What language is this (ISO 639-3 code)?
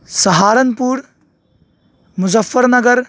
urd